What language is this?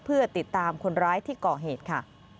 Thai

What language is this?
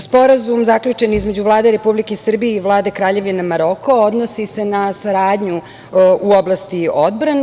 Serbian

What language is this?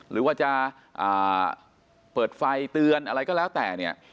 Thai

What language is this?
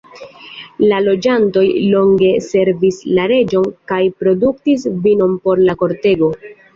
Esperanto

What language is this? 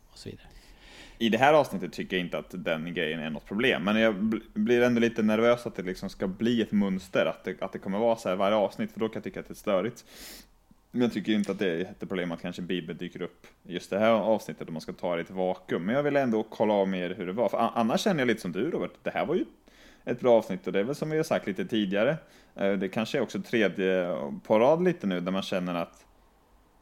Swedish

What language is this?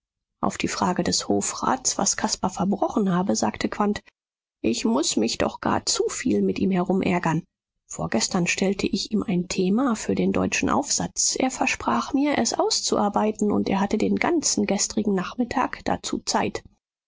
German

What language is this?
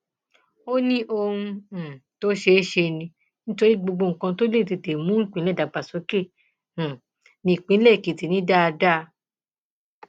Yoruba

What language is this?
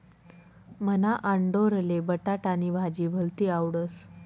Marathi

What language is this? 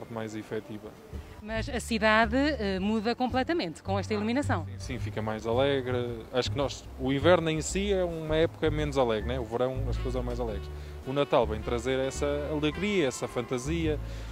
Portuguese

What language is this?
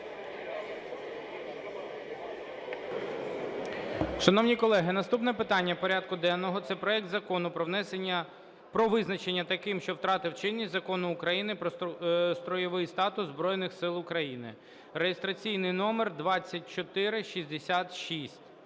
Ukrainian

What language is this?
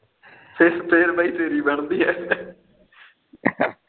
Punjabi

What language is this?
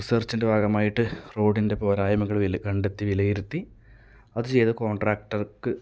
Malayalam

